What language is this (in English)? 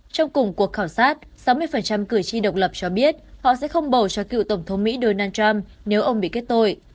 Vietnamese